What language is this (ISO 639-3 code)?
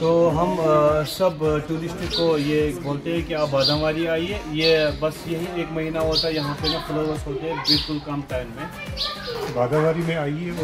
ara